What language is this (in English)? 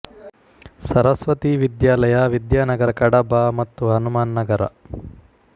Kannada